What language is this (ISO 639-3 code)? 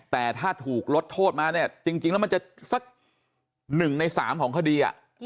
tha